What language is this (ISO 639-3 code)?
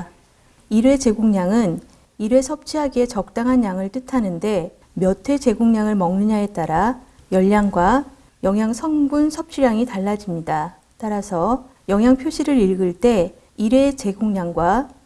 kor